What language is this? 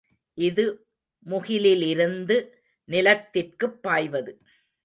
Tamil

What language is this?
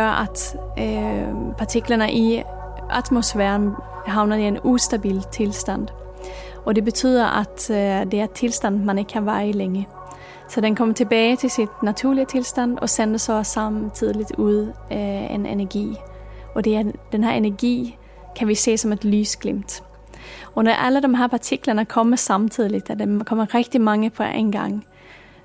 Danish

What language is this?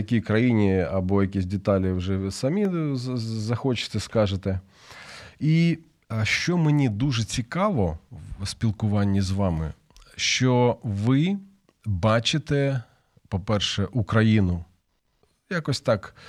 Ukrainian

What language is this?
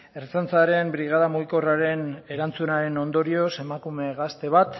Basque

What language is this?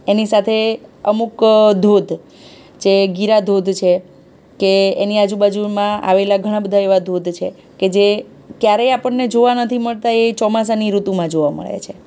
Gujarati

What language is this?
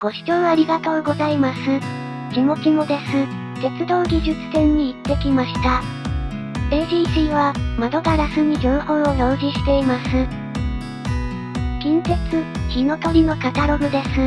Japanese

